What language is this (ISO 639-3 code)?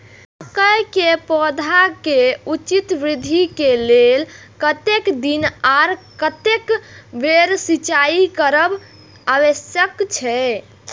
mai